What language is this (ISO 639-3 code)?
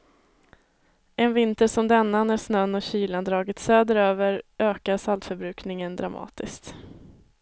swe